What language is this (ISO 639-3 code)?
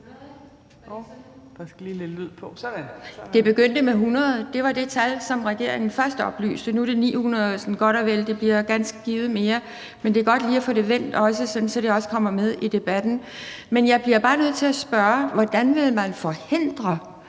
dan